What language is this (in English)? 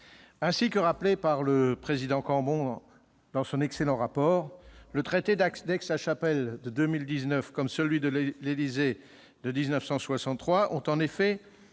French